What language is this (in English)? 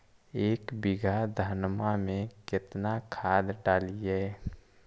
Magahi